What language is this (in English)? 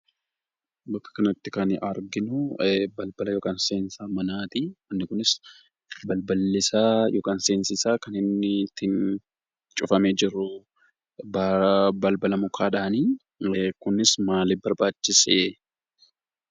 Oromo